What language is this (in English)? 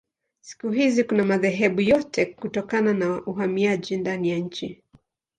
Swahili